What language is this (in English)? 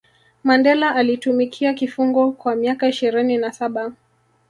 Swahili